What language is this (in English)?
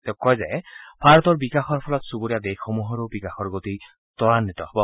Assamese